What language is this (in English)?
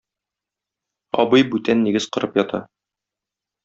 Tatar